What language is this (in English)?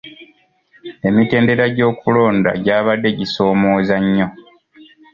Ganda